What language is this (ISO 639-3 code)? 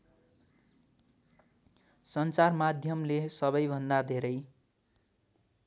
nep